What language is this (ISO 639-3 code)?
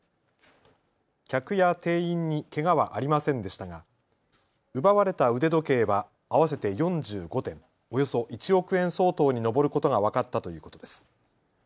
jpn